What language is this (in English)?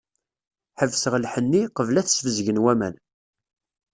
Kabyle